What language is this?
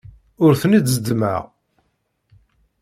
Kabyle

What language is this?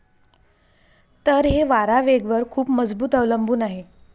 Marathi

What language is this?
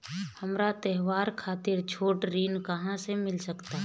Bhojpuri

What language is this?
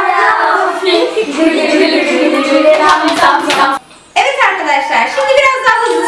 Turkish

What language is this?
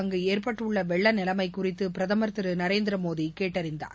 Tamil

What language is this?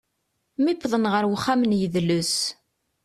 Kabyle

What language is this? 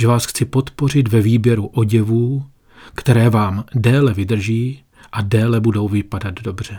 Czech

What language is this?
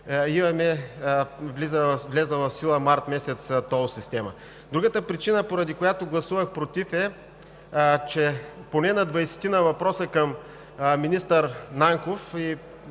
Bulgarian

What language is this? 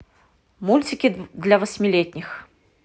Russian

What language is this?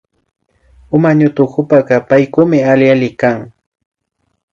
Imbabura Highland Quichua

